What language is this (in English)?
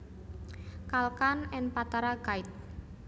Javanese